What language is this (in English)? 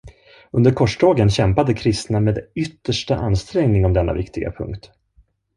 Swedish